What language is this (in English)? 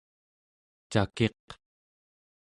Central Yupik